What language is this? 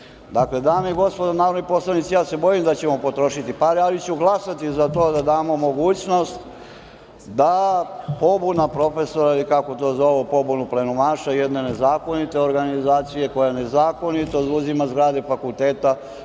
Serbian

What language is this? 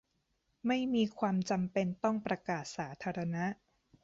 Thai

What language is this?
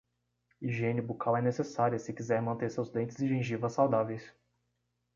Portuguese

